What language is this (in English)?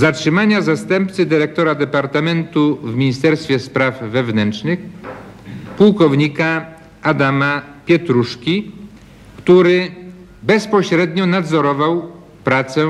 Polish